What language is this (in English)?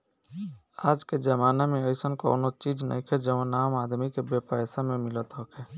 Bhojpuri